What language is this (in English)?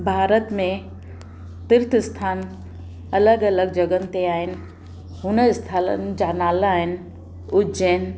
Sindhi